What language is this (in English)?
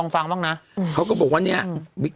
Thai